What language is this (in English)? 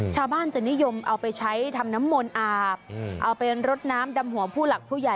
Thai